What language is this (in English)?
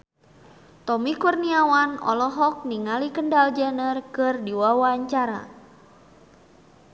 Sundanese